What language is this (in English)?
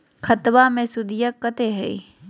Magahi